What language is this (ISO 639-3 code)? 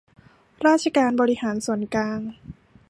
tha